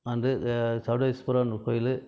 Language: Tamil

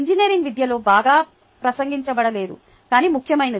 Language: Telugu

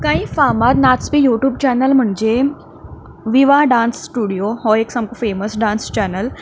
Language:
Konkani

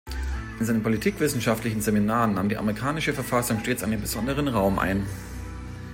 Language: German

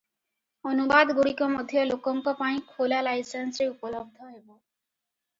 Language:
Odia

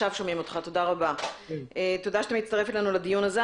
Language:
Hebrew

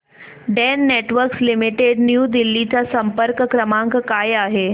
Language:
Marathi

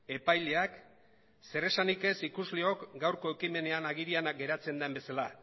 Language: Basque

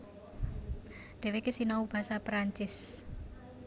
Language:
Javanese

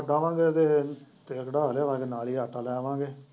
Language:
Punjabi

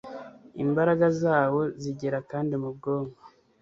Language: Kinyarwanda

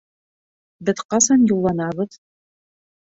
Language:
Bashkir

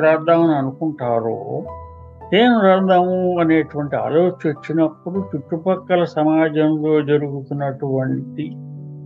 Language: Telugu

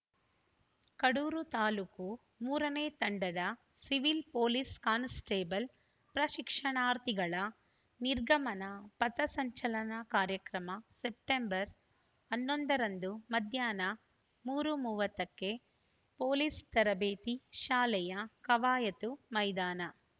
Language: Kannada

